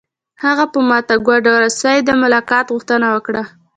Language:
Pashto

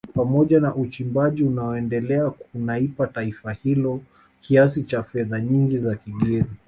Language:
Swahili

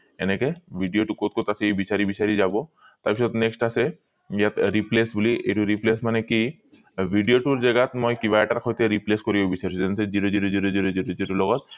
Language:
Assamese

